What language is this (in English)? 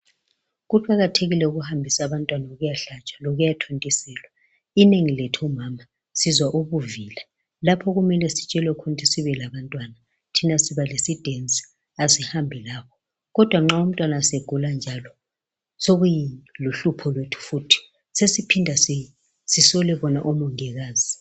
North Ndebele